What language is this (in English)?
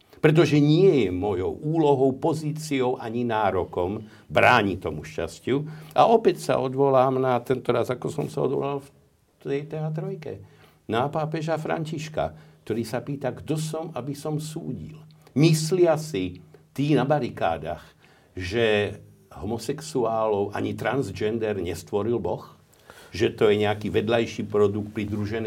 Slovak